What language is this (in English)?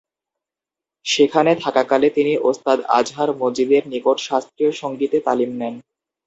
Bangla